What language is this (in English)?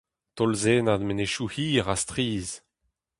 Breton